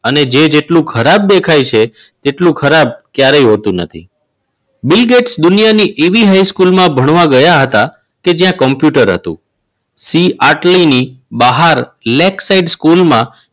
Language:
Gujarati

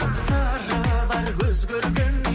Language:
Kazakh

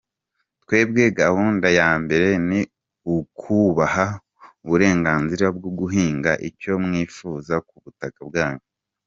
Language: Kinyarwanda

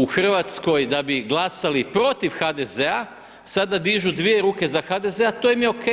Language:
Croatian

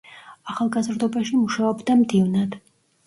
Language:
Georgian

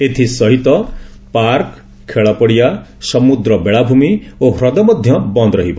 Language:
Odia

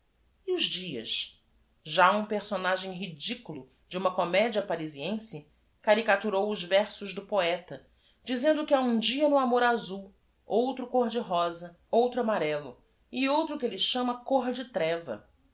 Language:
Portuguese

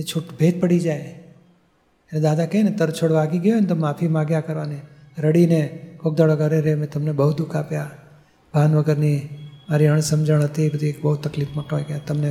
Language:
Gujarati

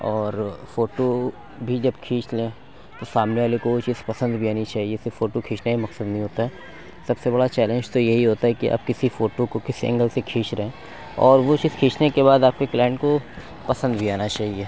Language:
Urdu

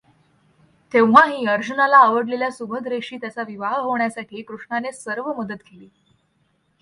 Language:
Marathi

